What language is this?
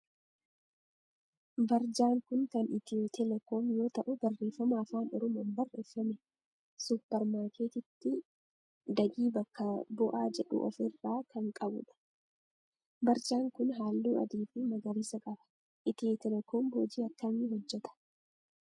Oromo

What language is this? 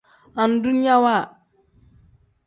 Tem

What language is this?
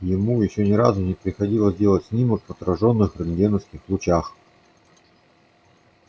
Russian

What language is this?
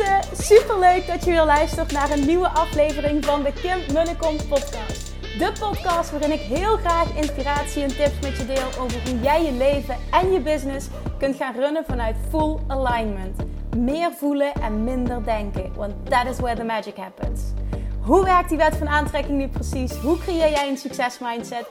Dutch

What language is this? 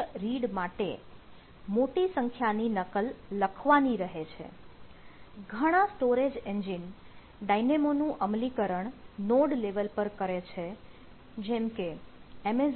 Gujarati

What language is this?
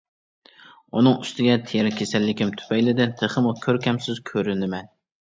Uyghur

